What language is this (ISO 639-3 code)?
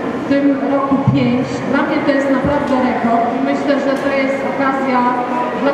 pol